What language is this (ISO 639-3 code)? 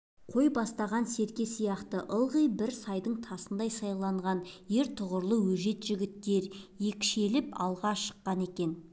kaz